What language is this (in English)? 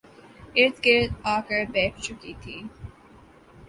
Urdu